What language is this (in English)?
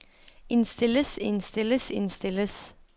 Norwegian